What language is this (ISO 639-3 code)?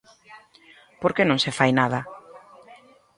glg